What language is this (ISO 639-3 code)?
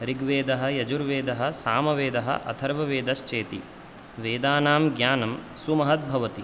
san